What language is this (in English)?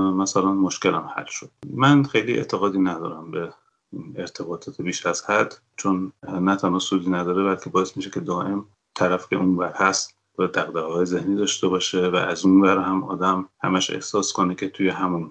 Persian